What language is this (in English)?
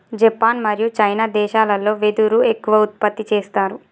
Telugu